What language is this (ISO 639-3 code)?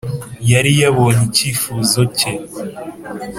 kin